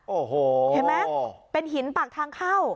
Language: Thai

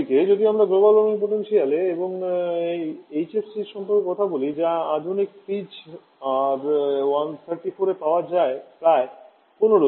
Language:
Bangla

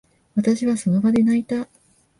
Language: Japanese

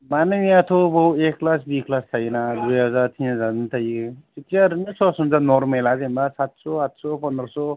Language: Bodo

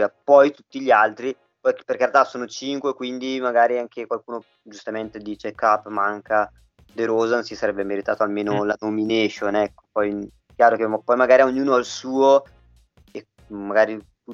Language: Italian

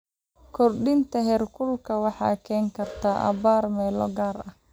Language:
Somali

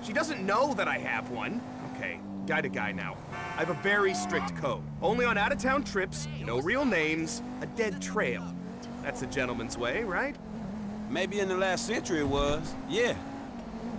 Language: Polish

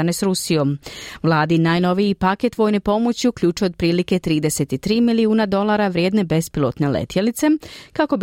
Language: Croatian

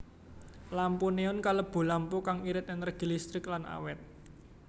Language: Javanese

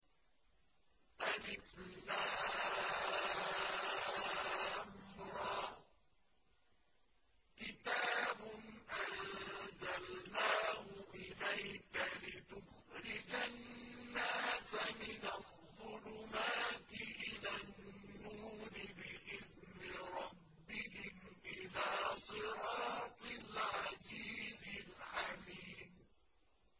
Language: Arabic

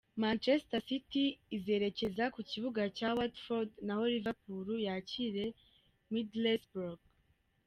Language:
Kinyarwanda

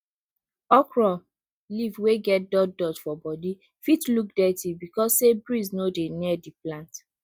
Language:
Nigerian Pidgin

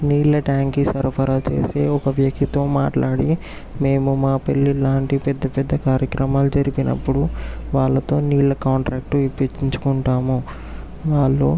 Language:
Telugu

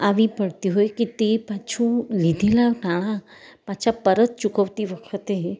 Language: Gujarati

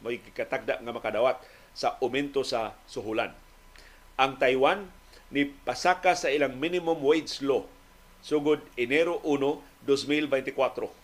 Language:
Filipino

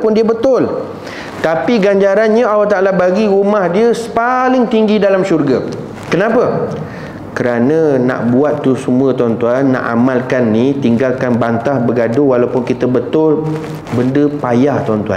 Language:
Malay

